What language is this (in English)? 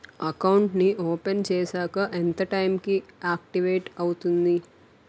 Telugu